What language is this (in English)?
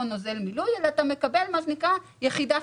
Hebrew